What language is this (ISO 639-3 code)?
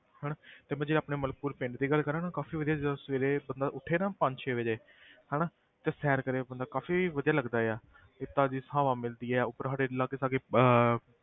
pan